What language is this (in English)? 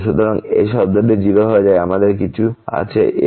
Bangla